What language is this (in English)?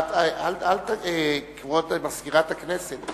Hebrew